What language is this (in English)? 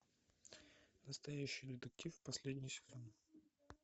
Russian